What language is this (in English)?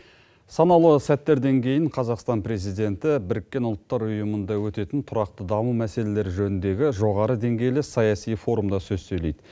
Kazakh